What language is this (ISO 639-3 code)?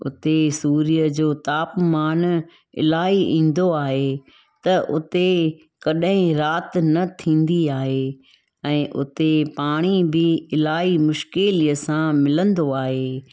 snd